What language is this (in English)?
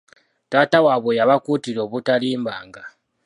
Ganda